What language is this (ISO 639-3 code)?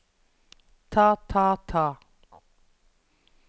nor